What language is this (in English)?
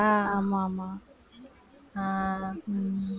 Tamil